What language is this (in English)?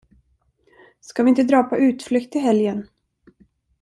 Swedish